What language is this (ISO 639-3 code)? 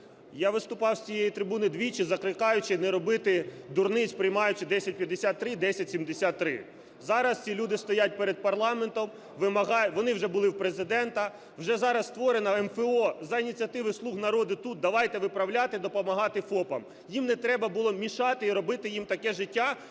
ukr